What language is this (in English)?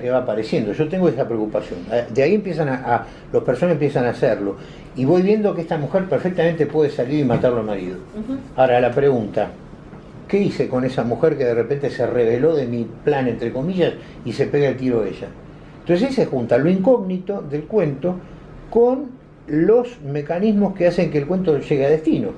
Spanish